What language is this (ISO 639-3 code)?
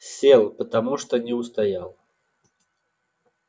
rus